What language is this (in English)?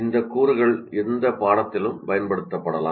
Tamil